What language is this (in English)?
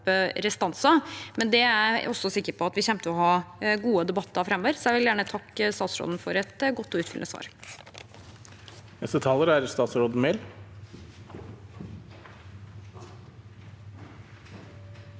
Norwegian